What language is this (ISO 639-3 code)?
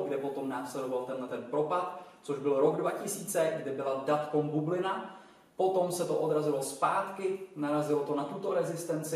ces